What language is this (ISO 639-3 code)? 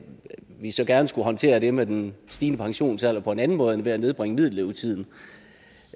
dan